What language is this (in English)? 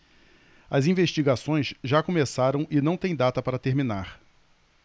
Portuguese